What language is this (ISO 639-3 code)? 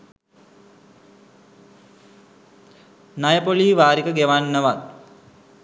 sin